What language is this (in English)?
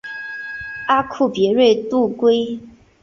Chinese